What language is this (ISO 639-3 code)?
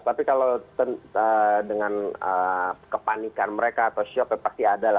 ind